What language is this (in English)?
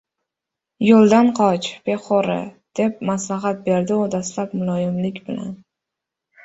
Uzbek